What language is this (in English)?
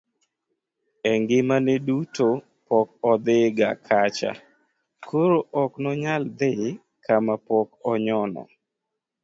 Luo (Kenya and Tanzania)